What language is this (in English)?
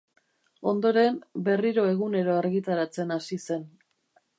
Basque